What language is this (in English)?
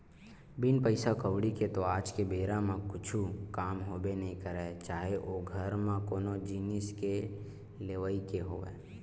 Chhattisgarhi